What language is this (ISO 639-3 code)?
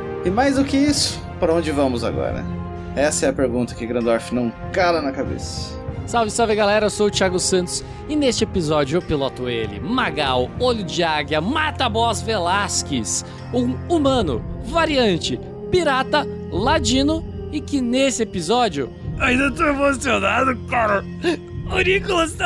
por